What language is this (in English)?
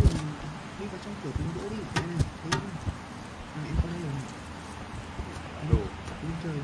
Vietnamese